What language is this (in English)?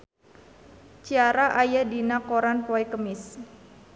Sundanese